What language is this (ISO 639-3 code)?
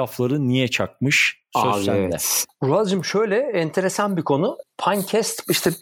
tur